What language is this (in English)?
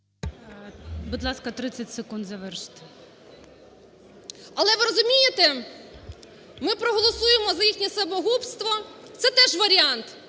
Ukrainian